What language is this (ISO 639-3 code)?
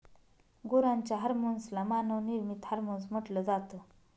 mar